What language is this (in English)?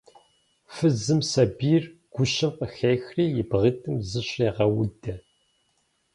Kabardian